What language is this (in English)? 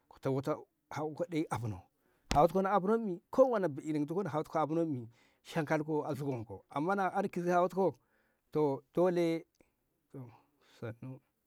Ngamo